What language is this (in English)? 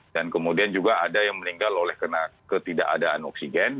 Indonesian